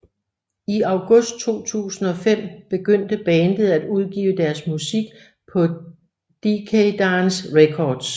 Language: Danish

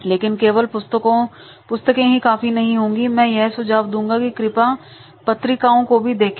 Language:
Hindi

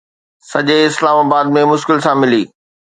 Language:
Sindhi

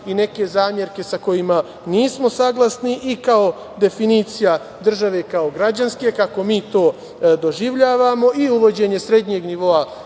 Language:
Serbian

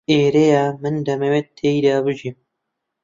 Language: Central Kurdish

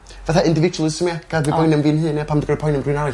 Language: Welsh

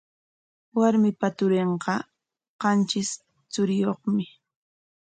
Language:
Corongo Ancash Quechua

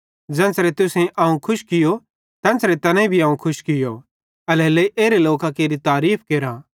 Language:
Bhadrawahi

